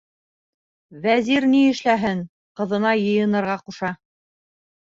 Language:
Bashkir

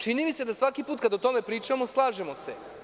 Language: Serbian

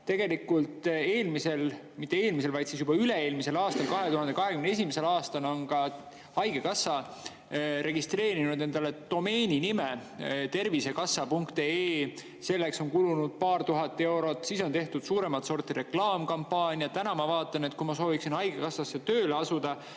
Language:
Estonian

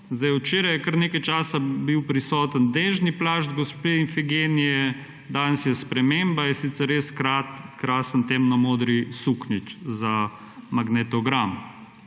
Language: Slovenian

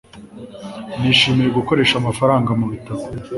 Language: Kinyarwanda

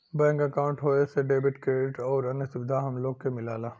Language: Bhojpuri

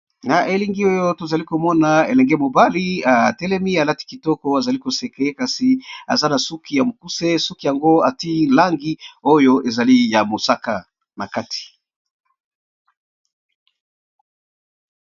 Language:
Lingala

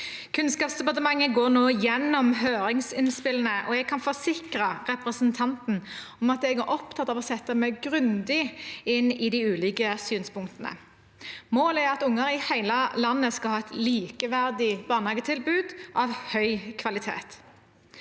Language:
Norwegian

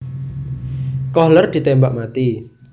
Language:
Javanese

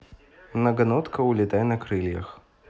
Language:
Russian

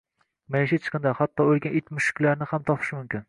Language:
Uzbek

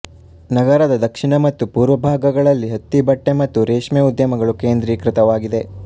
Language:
Kannada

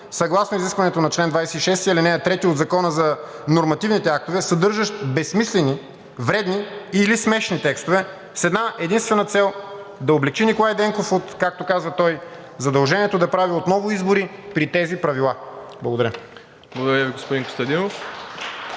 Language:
Bulgarian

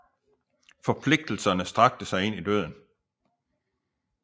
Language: Danish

